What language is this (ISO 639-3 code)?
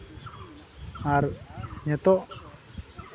sat